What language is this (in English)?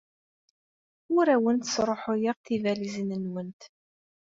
Kabyle